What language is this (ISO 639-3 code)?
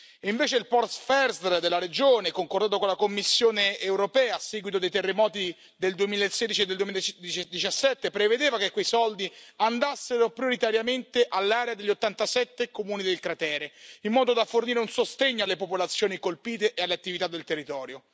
ita